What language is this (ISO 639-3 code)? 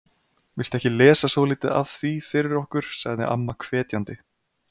isl